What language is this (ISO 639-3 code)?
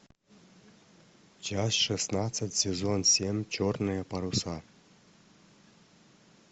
rus